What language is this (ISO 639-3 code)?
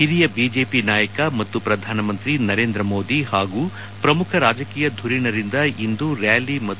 kan